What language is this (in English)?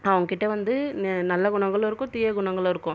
Tamil